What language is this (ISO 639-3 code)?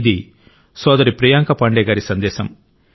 tel